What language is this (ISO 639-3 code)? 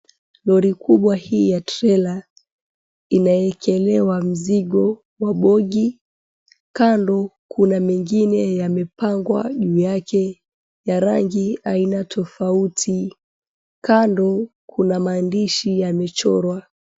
swa